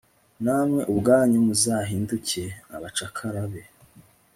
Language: Kinyarwanda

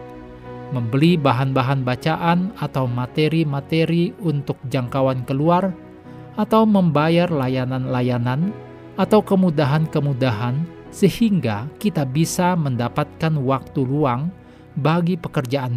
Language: Indonesian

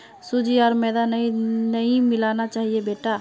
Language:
Magahi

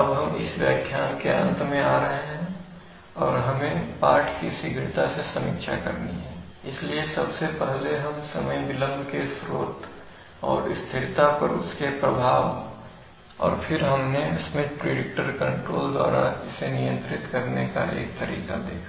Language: Hindi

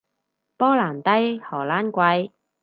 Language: Cantonese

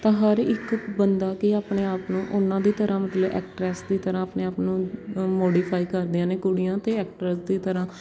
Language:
Punjabi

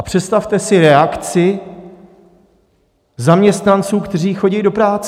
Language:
Czech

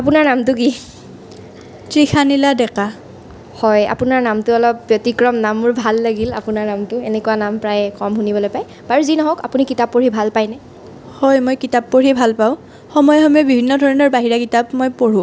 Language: Assamese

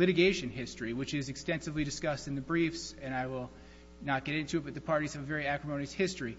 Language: English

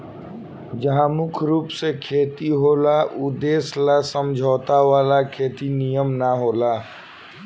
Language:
Bhojpuri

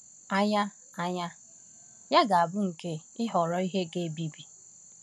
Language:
Igbo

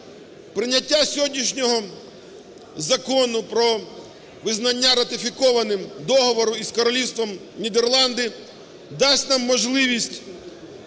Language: Ukrainian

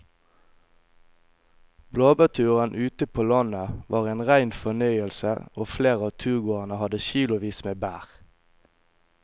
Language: Norwegian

